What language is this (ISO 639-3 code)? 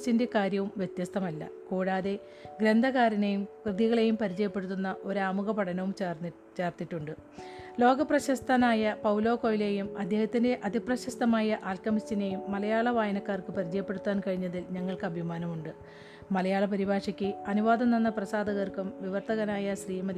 mal